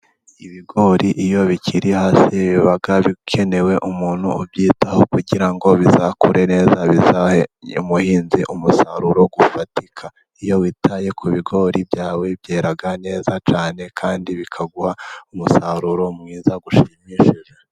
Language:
Kinyarwanda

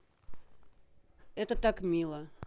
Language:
Russian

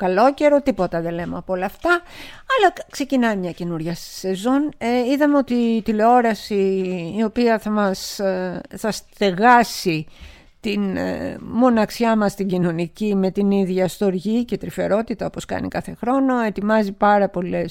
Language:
Greek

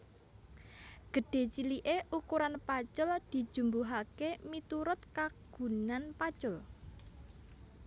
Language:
Javanese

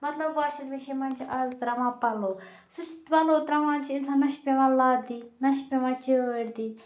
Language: Kashmiri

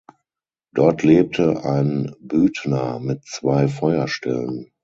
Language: German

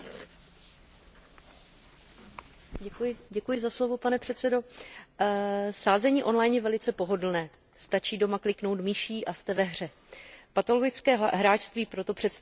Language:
Czech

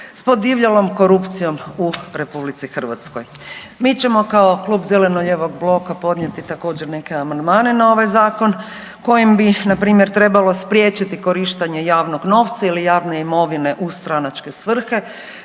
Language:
Croatian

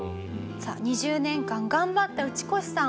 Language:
Japanese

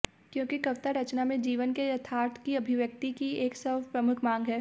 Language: Hindi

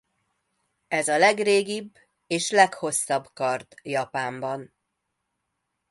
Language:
Hungarian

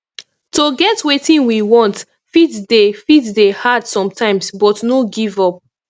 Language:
Nigerian Pidgin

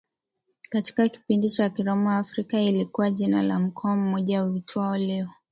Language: Swahili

